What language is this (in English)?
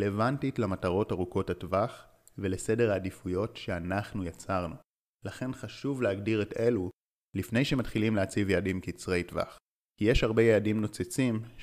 Hebrew